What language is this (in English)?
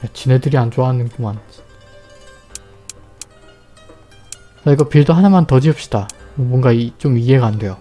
Korean